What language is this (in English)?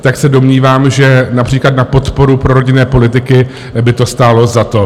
Czech